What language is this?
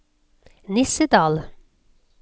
Norwegian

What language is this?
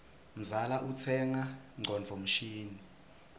Swati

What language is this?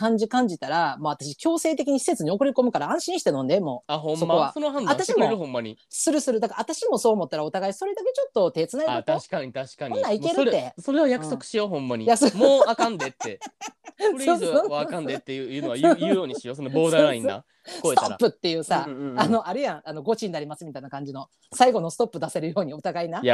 Japanese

